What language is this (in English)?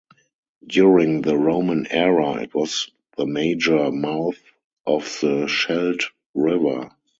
English